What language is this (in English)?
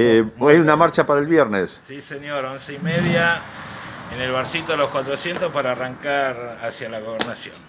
Spanish